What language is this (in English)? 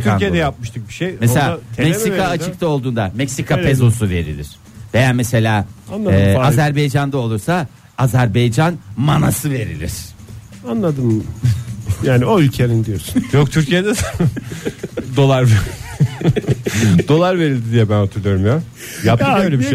Turkish